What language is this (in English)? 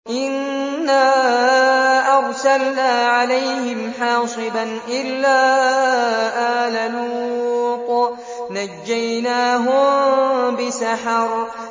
Arabic